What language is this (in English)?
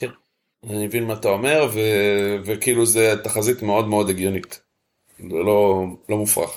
Hebrew